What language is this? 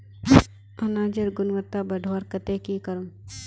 Magahi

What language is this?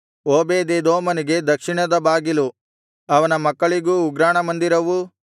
Kannada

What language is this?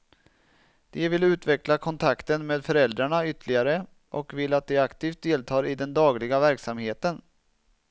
Swedish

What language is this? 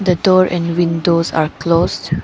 English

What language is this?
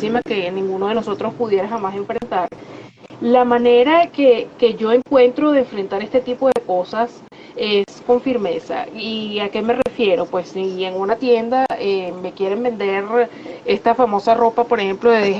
Spanish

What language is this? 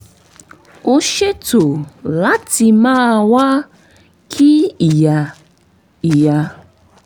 Yoruba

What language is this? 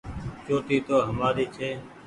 Goaria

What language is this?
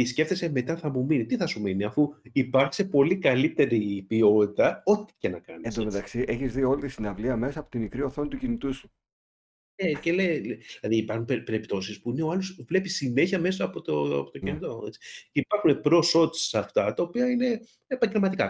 Greek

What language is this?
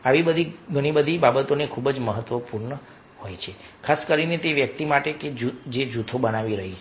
Gujarati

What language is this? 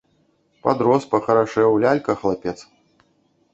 Belarusian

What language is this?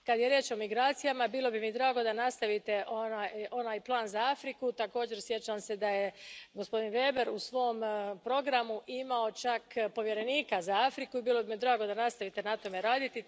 Croatian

